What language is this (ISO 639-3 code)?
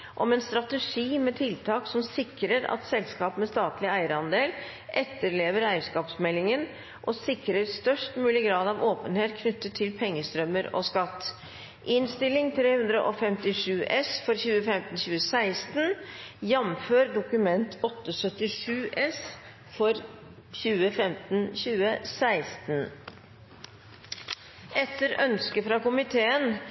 nno